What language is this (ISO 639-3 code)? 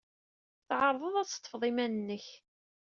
kab